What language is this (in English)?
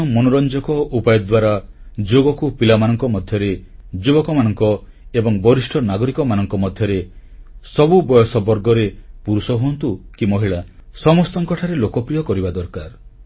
Odia